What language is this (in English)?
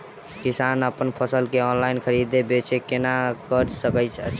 Maithili